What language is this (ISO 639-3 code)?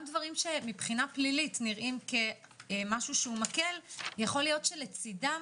heb